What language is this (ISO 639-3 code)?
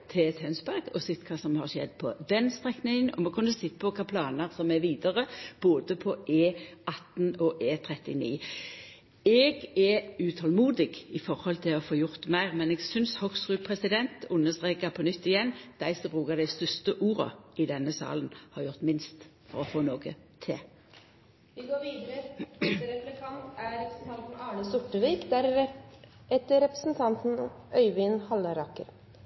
nno